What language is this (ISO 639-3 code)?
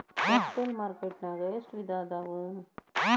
kan